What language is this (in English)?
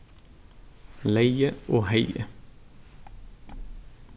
Faroese